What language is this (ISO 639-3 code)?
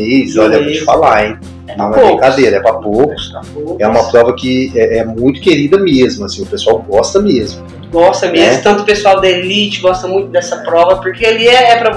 por